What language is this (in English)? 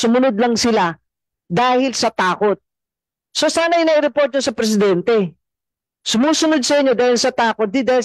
Filipino